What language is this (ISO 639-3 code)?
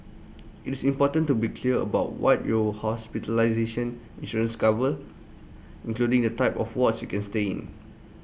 eng